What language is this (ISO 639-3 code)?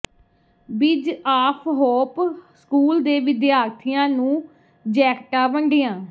pan